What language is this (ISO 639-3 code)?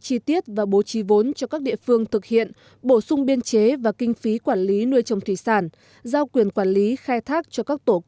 vie